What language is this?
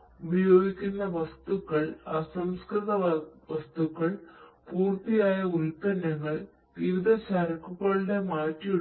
Malayalam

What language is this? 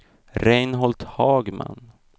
Swedish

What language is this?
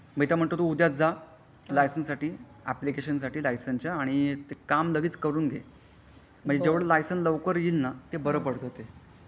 Marathi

